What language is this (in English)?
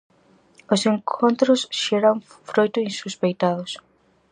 Galician